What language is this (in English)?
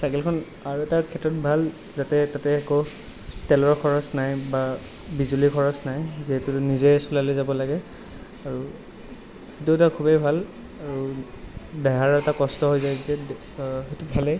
Assamese